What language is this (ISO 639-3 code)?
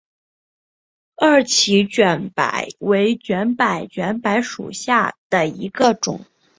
zho